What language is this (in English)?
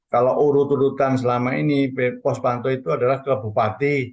Indonesian